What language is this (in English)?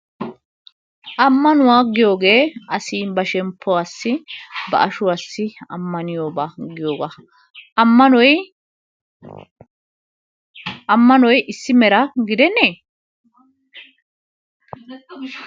Wolaytta